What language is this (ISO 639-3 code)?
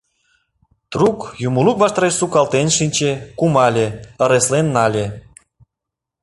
chm